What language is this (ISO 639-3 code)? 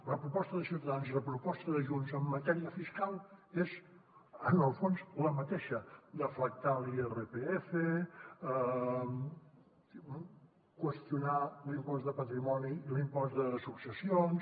cat